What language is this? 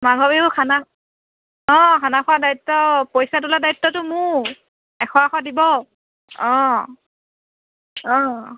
Assamese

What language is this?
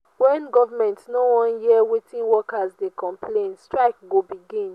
Nigerian Pidgin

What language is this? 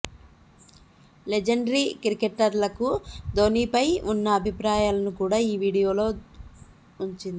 Telugu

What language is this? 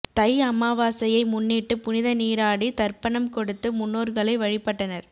Tamil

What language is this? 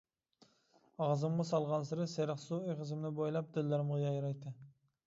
Uyghur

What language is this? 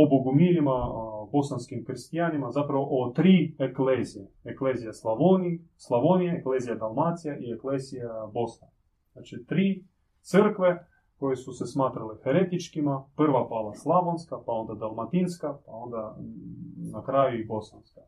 Croatian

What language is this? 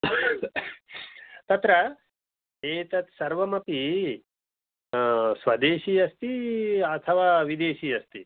Sanskrit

